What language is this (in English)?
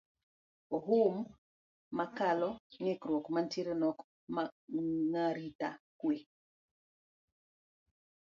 Luo (Kenya and Tanzania)